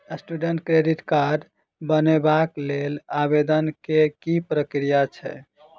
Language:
Maithili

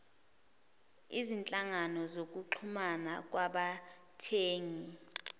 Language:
Zulu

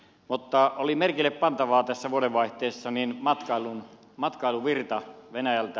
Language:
Finnish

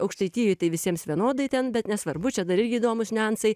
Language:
Lithuanian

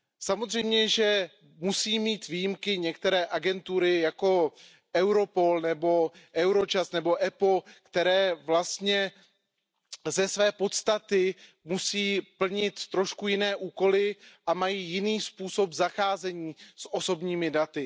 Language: Czech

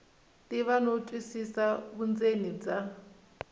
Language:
Tsonga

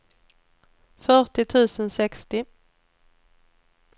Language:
Swedish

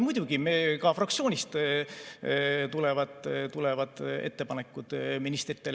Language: Estonian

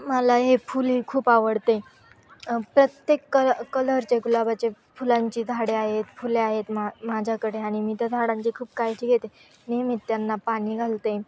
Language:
Marathi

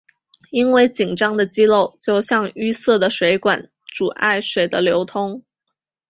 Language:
Chinese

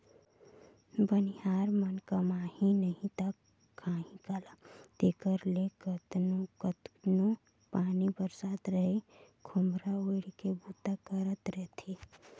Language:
Chhattisgarhi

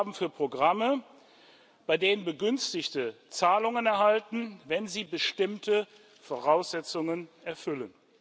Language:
German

